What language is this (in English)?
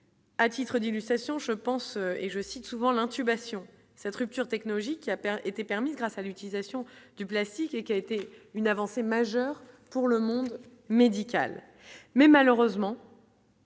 French